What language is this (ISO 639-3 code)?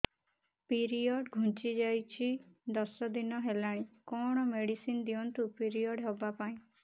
ori